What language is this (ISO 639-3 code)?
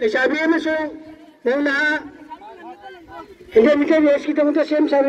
ara